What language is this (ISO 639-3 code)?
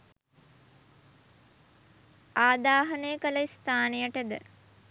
sin